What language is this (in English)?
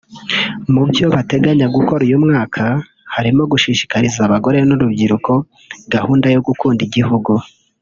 Kinyarwanda